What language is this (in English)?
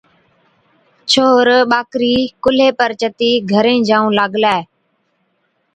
Od